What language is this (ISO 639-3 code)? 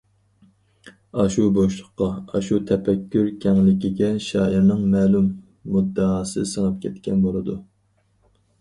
uig